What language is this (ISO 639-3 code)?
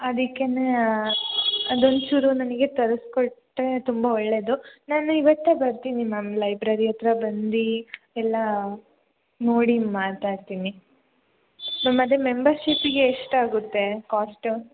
kan